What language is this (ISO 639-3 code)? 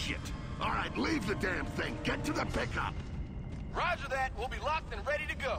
hun